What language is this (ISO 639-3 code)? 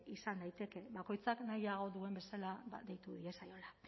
eus